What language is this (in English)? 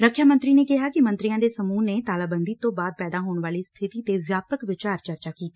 Punjabi